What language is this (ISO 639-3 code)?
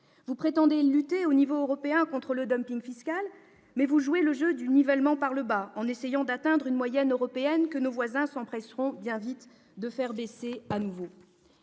fra